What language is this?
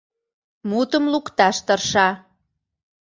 Mari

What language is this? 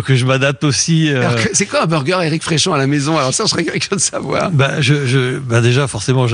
French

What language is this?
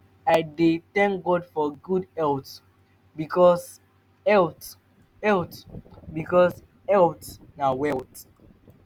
Nigerian Pidgin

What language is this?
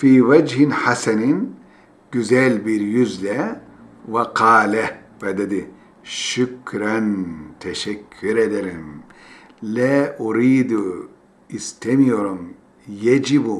Turkish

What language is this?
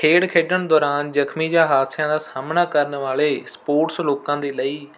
Punjabi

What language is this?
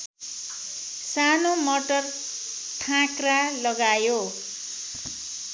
Nepali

